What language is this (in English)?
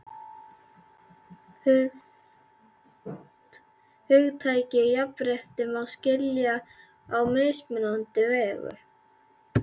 Icelandic